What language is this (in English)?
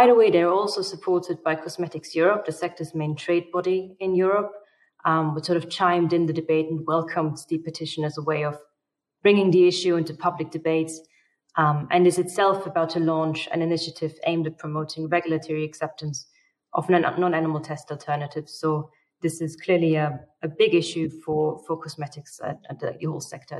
English